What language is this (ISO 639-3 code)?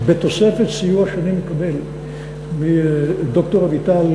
heb